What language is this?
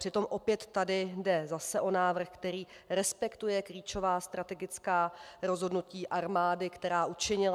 Czech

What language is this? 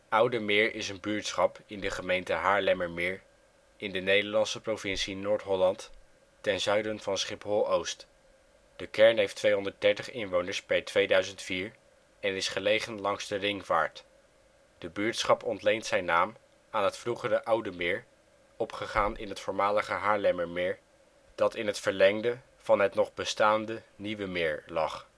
Dutch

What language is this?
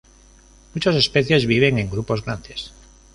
Spanish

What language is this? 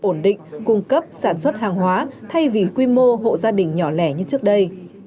Vietnamese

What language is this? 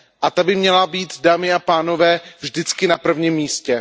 Czech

